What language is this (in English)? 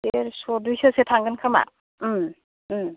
Bodo